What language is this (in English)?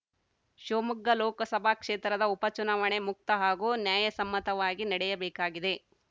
Kannada